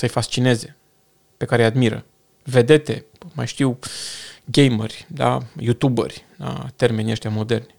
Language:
Romanian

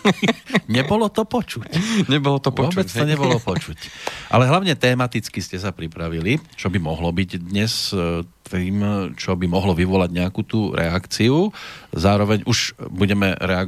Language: Slovak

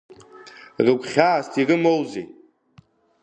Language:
Abkhazian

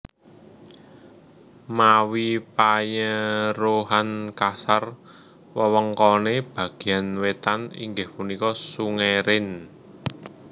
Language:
Javanese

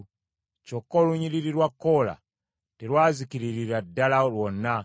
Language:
Ganda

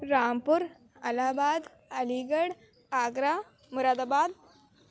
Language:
Urdu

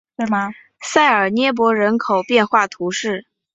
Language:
Chinese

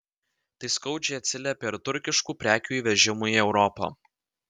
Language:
Lithuanian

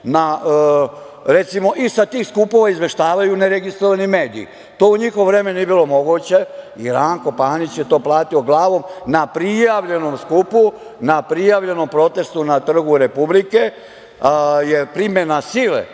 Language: Serbian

